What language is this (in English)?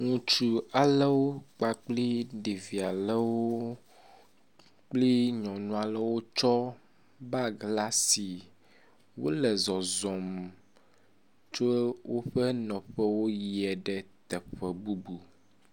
Ewe